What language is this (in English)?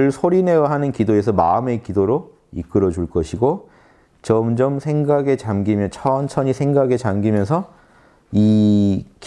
Korean